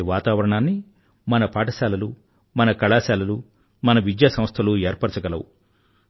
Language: Telugu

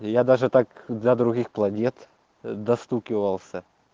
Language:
Russian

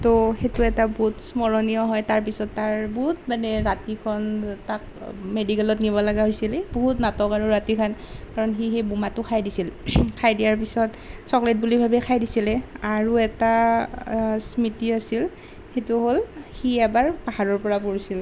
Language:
Assamese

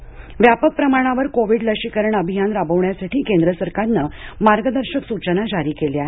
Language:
Marathi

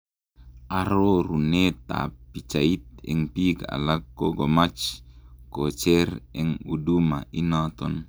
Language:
Kalenjin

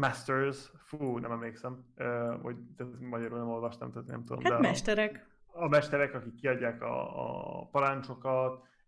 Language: Hungarian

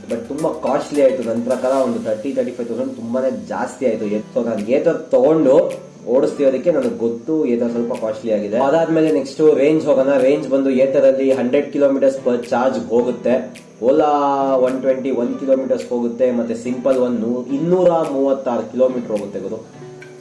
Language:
Kannada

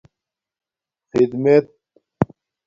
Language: Domaaki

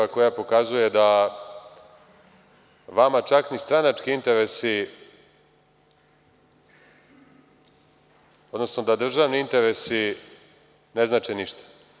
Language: Serbian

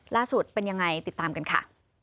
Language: Thai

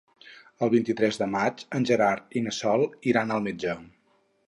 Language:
Catalan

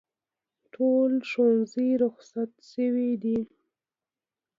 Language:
Pashto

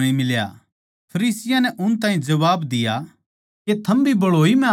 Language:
Haryanvi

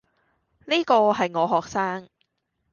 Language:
Cantonese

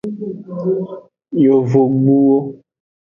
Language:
Aja (Benin)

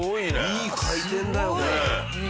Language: Japanese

